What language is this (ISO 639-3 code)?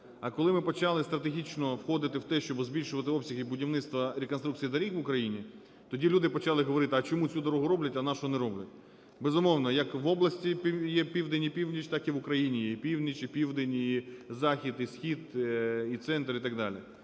ukr